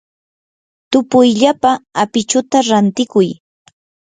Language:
Yanahuanca Pasco Quechua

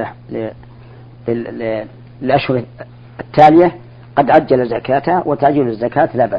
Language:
Arabic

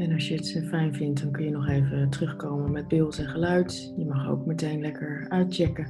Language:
Dutch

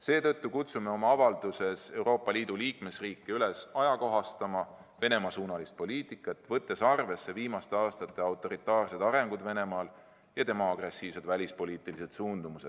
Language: Estonian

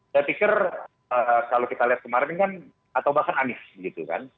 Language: Indonesian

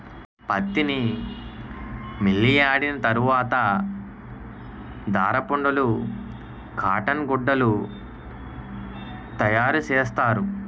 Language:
Telugu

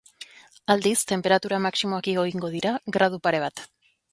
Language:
Basque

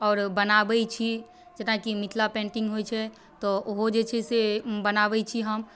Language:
Maithili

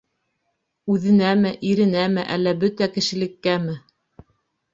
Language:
Bashkir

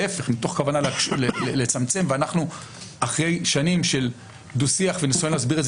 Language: Hebrew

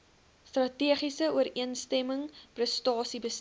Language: Afrikaans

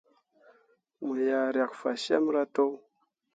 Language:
Mundang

